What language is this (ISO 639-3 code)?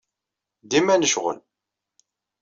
kab